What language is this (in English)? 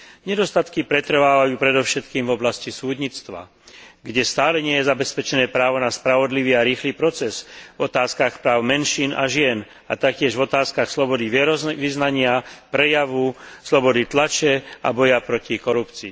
Slovak